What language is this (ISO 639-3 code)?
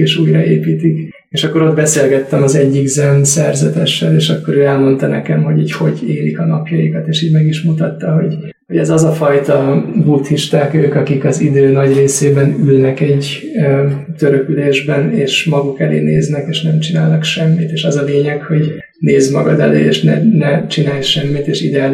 hun